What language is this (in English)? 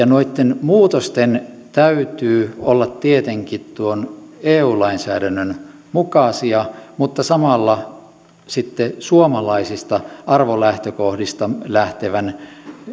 Finnish